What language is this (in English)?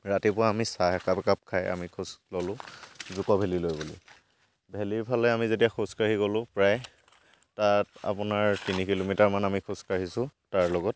Assamese